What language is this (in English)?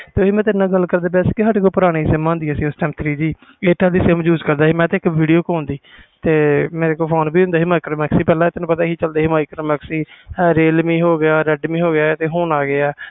Punjabi